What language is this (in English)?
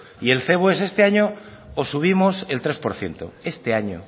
Spanish